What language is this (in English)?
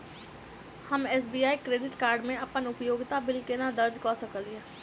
Maithili